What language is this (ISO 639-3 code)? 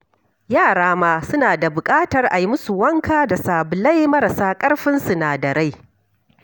hau